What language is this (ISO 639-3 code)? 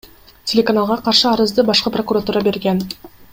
kir